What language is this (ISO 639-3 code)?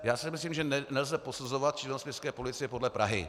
ces